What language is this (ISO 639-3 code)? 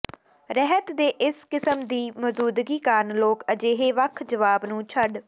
pan